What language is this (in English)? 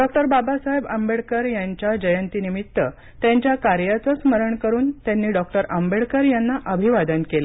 Marathi